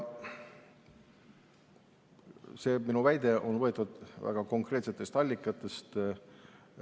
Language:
Estonian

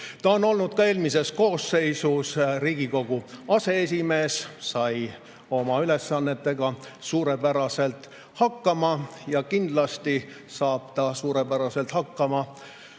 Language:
Estonian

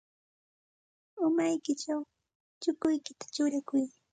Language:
Santa Ana de Tusi Pasco Quechua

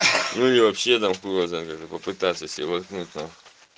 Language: Russian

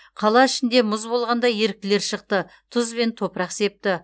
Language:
Kazakh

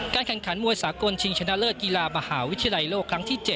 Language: Thai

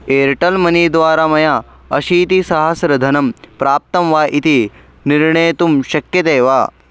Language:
Sanskrit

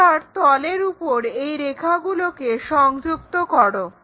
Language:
Bangla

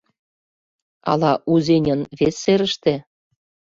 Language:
Mari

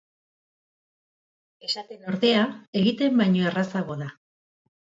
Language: Basque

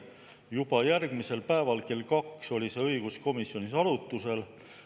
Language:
Estonian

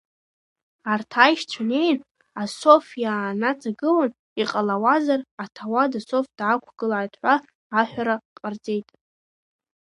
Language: Abkhazian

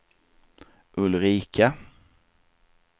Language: Swedish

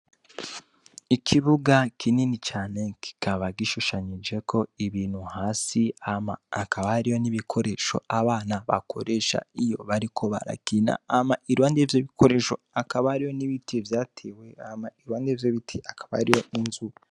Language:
Rundi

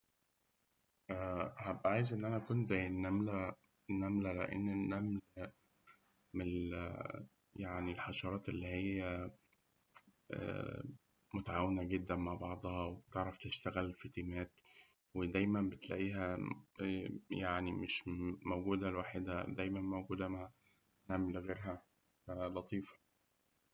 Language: Egyptian Arabic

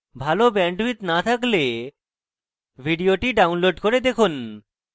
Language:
Bangla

